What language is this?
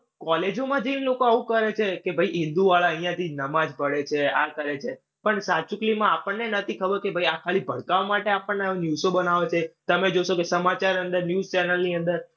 Gujarati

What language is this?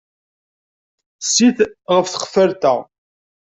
Kabyle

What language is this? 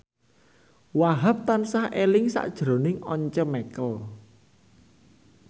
Javanese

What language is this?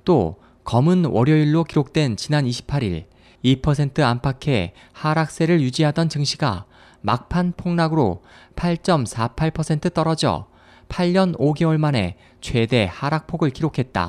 Korean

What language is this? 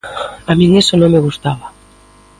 Galician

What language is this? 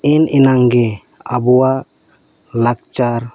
Santali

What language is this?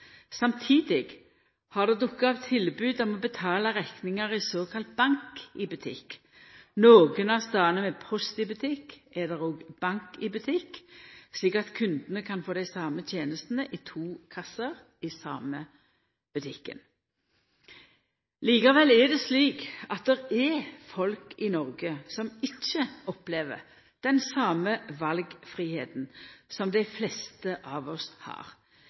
Norwegian Nynorsk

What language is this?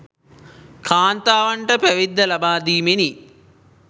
Sinhala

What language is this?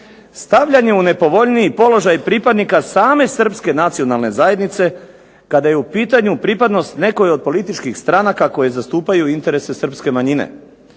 Croatian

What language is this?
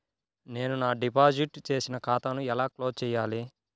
Telugu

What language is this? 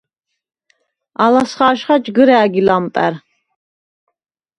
Svan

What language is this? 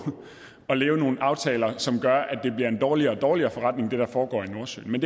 Danish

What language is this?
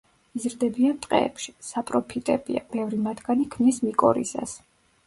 Georgian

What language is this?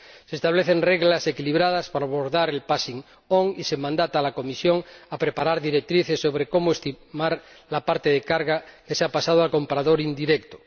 Spanish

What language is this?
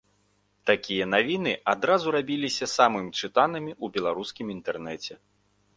Belarusian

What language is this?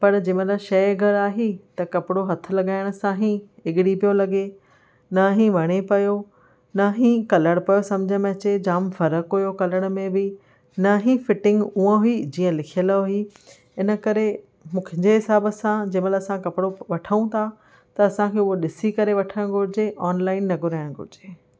Sindhi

